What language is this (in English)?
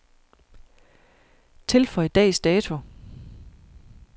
Danish